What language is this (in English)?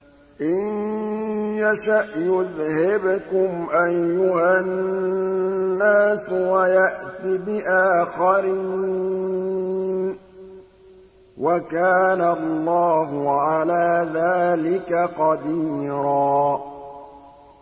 Arabic